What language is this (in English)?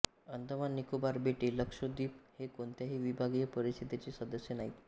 Marathi